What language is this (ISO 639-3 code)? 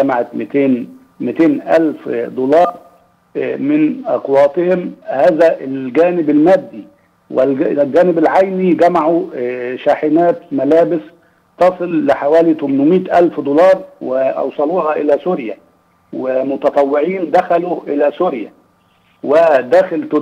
ara